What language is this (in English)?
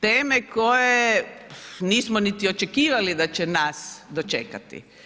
Croatian